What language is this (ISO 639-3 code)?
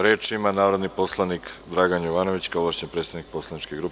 srp